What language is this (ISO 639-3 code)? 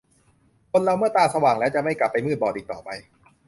tha